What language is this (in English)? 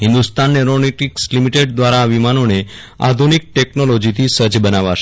Gujarati